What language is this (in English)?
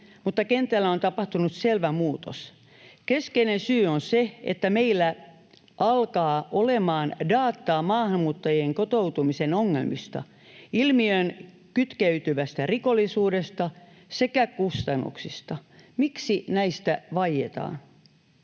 Finnish